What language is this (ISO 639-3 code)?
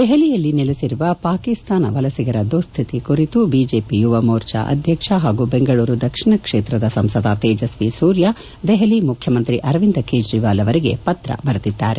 kan